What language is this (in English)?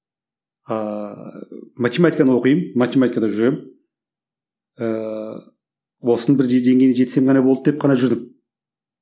Kazakh